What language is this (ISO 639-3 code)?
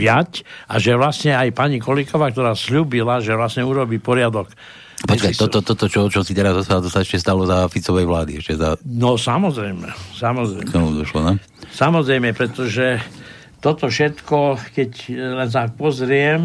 slk